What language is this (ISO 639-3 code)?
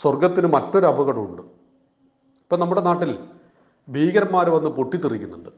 mal